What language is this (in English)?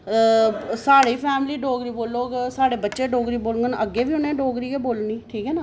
Dogri